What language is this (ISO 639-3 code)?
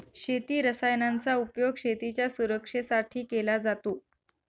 mar